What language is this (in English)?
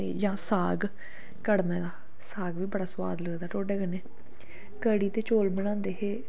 Dogri